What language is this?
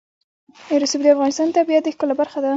Pashto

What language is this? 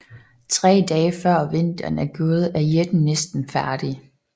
Danish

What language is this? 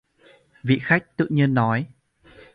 Vietnamese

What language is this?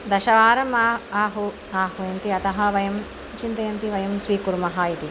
Sanskrit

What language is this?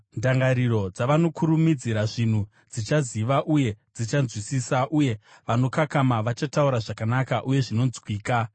Shona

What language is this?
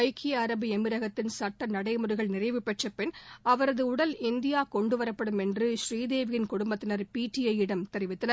Tamil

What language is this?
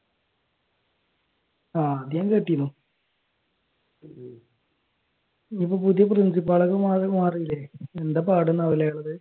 Malayalam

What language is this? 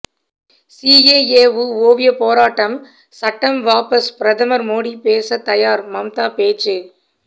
Tamil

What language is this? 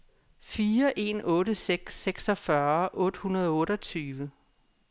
Danish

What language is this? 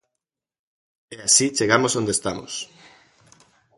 Galician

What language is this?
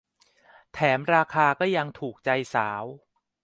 Thai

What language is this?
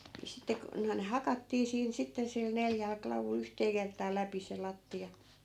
Finnish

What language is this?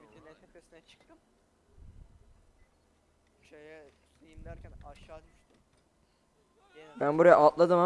Turkish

